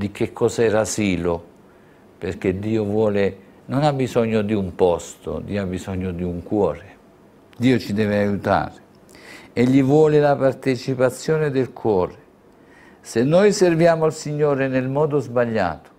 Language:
Italian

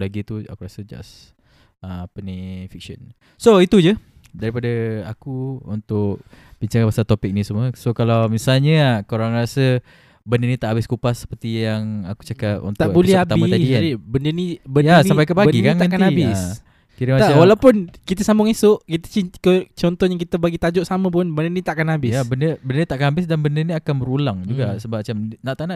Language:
Malay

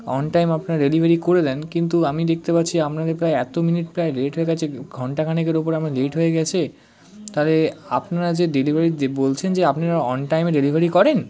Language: Bangla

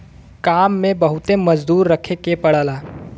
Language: Bhojpuri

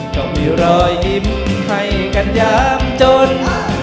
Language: Thai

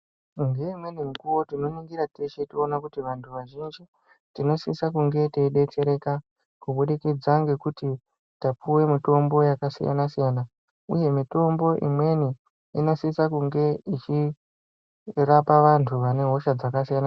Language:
Ndau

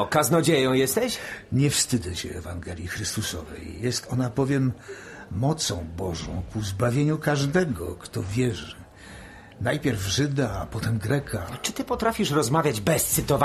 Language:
Polish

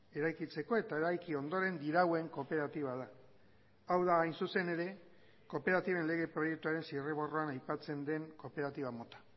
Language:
Basque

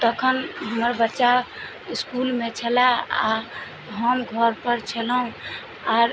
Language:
Maithili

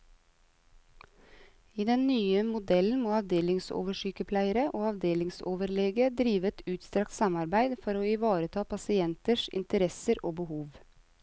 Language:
Norwegian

